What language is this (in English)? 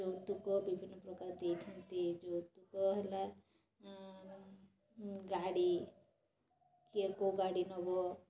Odia